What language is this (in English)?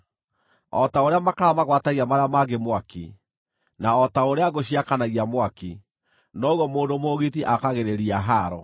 Kikuyu